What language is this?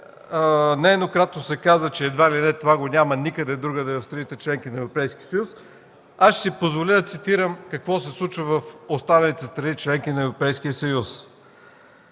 Bulgarian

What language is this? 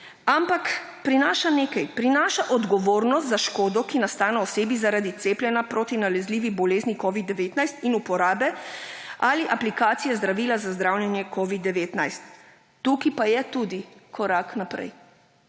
Slovenian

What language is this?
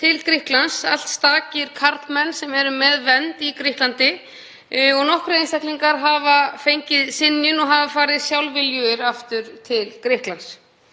Icelandic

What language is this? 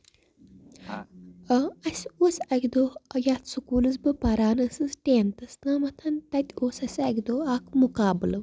Kashmiri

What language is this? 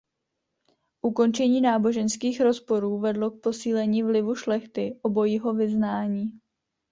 Czech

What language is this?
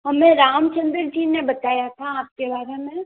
Hindi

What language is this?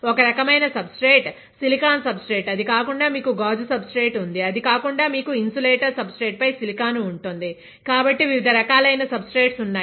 Telugu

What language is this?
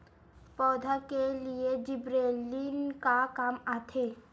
Chhattisgarhi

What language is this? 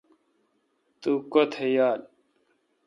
Kalkoti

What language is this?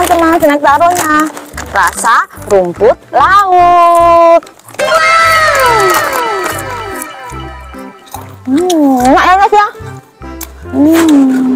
Indonesian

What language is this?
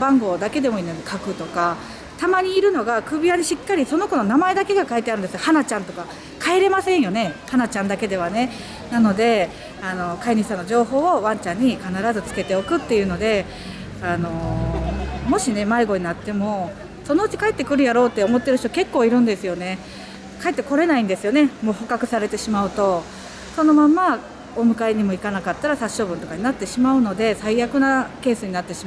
Japanese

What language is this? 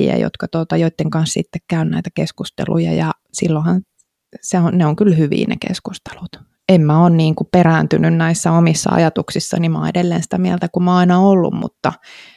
Finnish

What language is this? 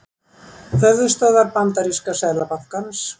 Icelandic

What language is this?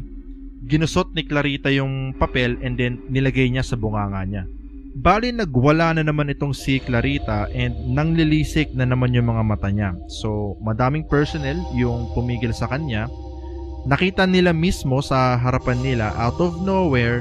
Filipino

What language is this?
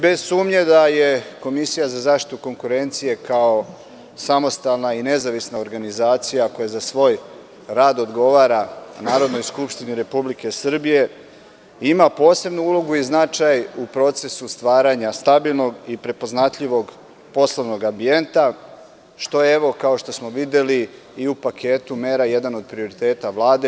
Serbian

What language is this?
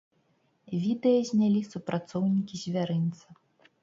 Belarusian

